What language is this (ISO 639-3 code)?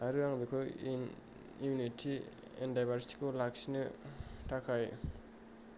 brx